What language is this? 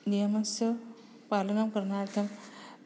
Sanskrit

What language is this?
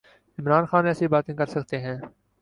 Urdu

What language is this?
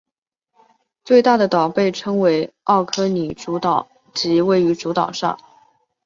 Chinese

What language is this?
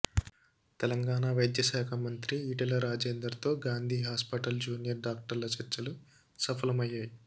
Telugu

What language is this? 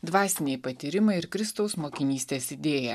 Lithuanian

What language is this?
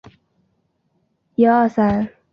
Chinese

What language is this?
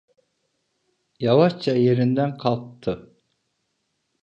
Turkish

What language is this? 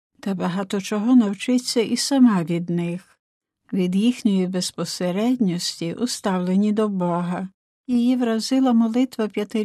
Ukrainian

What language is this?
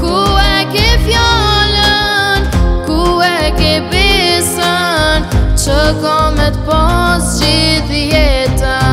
Arabic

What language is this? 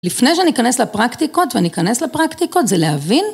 Hebrew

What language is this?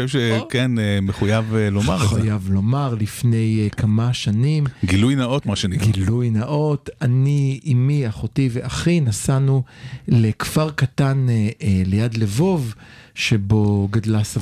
Hebrew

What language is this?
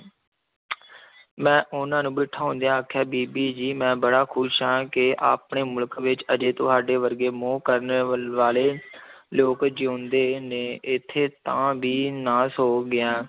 Punjabi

